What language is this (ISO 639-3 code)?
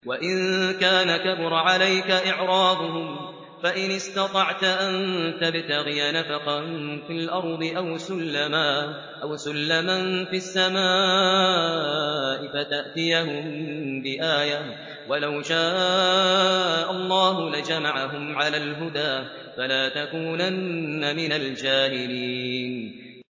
ara